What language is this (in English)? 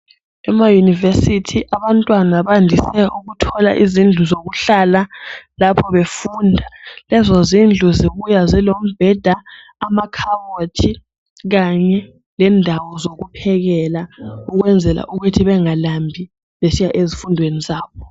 North Ndebele